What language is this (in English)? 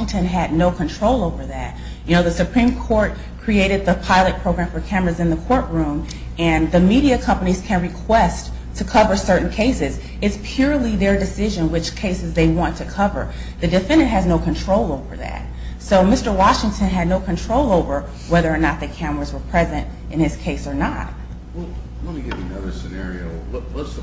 English